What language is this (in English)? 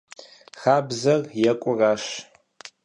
Kabardian